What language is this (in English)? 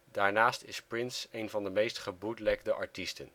Dutch